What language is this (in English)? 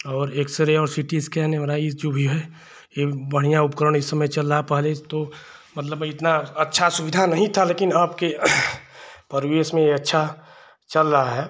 Hindi